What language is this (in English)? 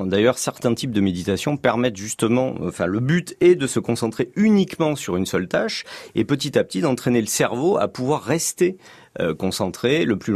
French